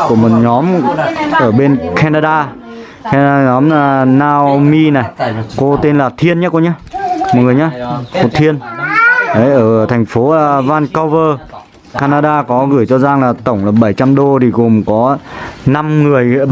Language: Vietnamese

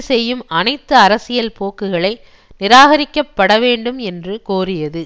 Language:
Tamil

